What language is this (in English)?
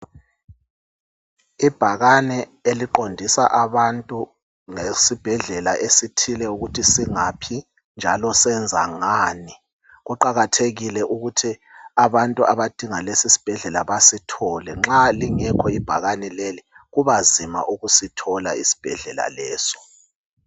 North Ndebele